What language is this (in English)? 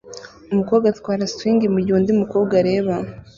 Kinyarwanda